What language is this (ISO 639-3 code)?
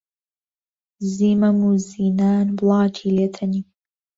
ckb